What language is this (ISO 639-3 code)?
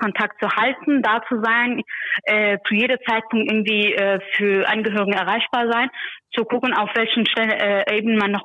deu